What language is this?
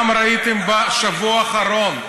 Hebrew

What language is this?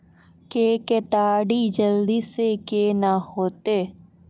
Maithili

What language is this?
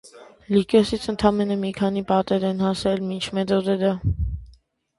Armenian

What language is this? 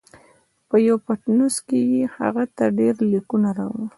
Pashto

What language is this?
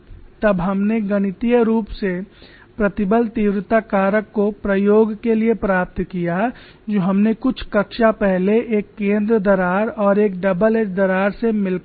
Hindi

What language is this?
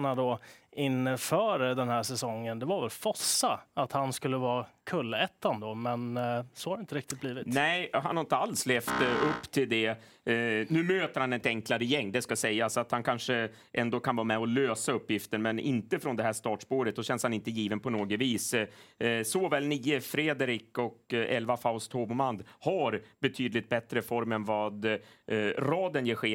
Swedish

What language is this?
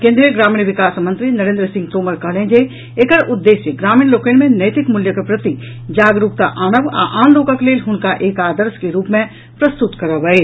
Maithili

